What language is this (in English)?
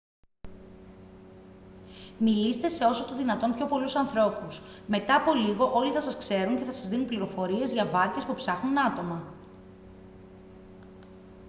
Greek